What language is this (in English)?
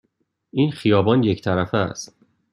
Persian